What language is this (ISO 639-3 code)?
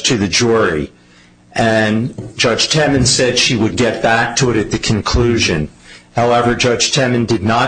eng